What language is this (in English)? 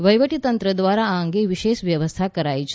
Gujarati